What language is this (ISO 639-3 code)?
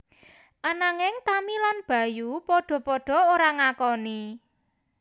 jav